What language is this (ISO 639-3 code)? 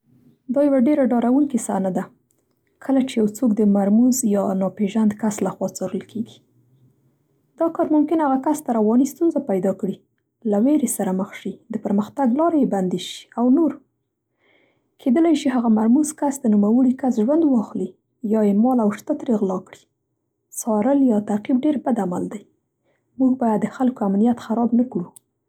pst